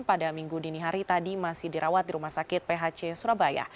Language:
Indonesian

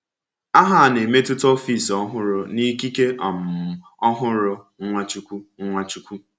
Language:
Igbo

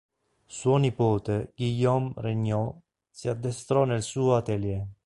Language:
Italian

